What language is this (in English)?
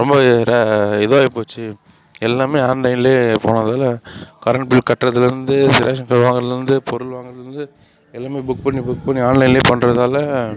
Tamil